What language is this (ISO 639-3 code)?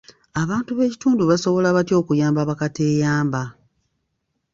lug